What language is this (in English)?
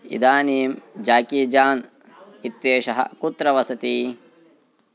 Sanskrit